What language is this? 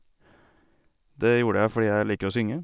Norwegian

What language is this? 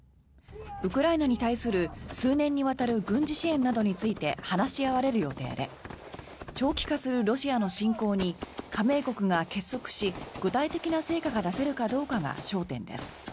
Japanese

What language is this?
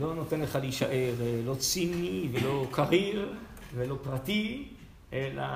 Hebrew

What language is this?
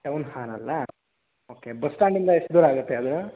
Kannada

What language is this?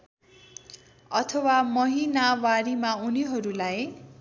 Nepali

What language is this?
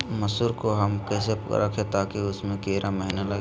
Magahi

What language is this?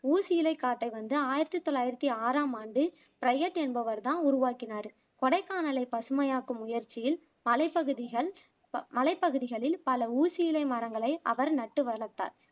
Tamil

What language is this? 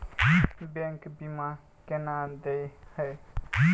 Maithili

